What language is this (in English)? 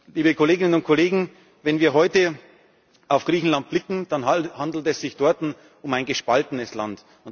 German